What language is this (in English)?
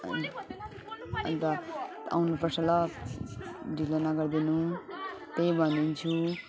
Nepali